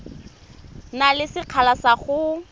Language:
Tswana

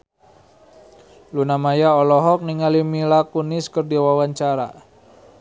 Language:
Sundanese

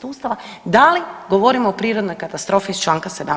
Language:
Croatian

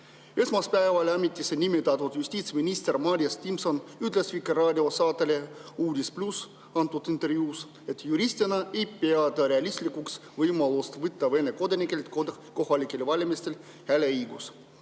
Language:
Estonian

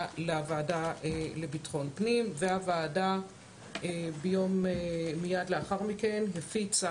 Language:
Hebrew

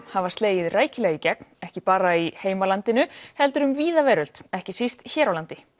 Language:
Icelandic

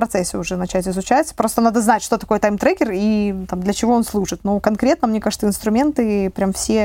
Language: Russian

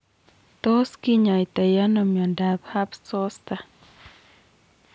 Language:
Kalenjin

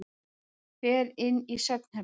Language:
Icelandic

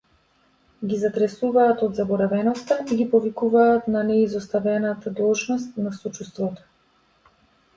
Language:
Macedonian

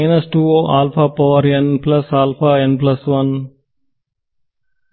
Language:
Kannada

